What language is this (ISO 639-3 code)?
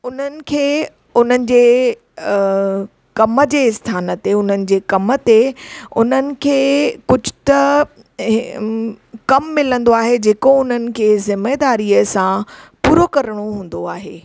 snd